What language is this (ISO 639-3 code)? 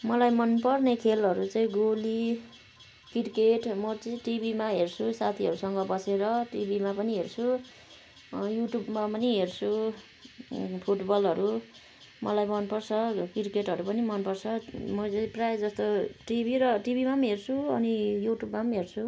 nep